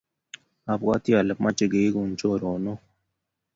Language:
Kalenjin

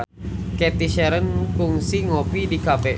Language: Sundanese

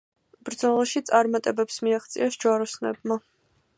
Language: Georgian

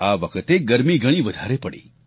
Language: Gujarati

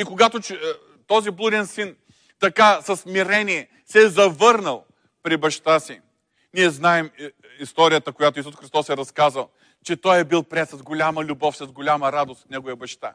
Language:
Bulgarian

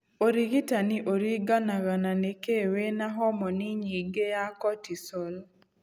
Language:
Kikuyu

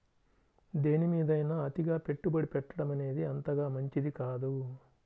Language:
Telugu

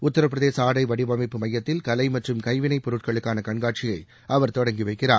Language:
Tamil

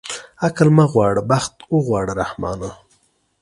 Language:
Pashto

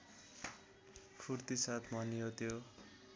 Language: Nepali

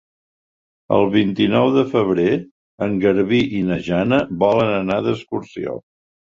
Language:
Catalan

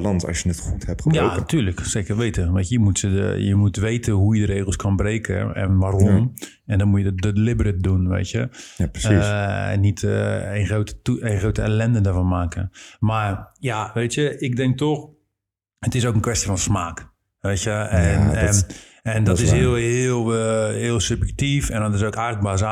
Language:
Dutch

